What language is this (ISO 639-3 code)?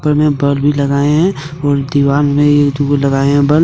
hin